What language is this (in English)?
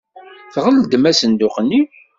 Kabyle